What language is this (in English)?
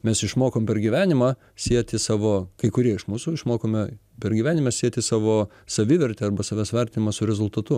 Lithuanian